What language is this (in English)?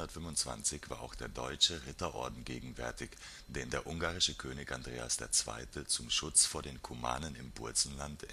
German